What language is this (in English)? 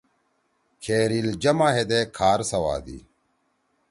Torwali